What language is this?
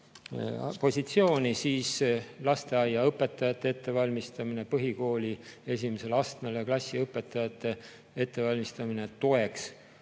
Estonian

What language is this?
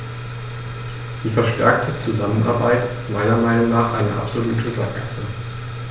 German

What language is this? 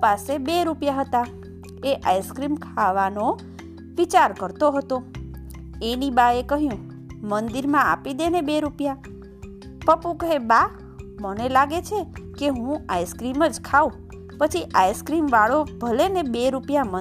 Gujarati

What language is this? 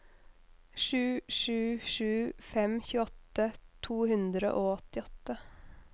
Norwegian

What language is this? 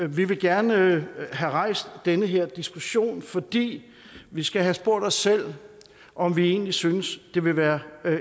Danish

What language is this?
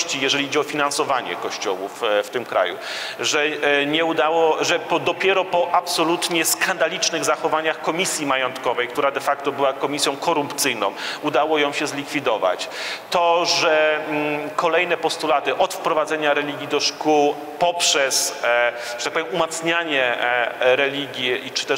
Polish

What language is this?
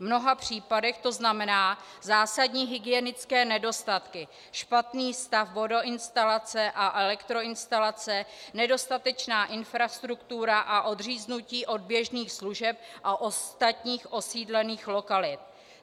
Czech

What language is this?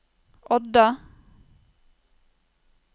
Norwegian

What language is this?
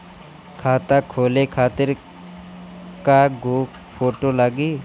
Bhojpuri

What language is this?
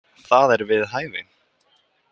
Icelandic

